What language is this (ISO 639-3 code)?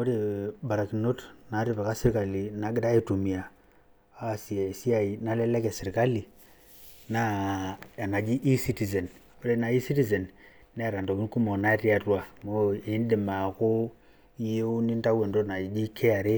mas